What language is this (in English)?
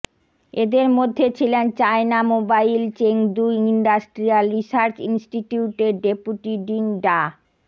Bangla